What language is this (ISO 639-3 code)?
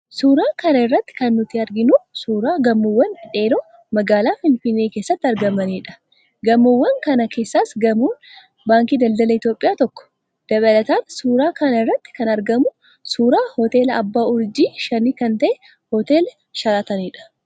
orm